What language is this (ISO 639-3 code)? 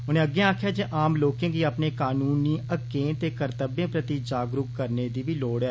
doi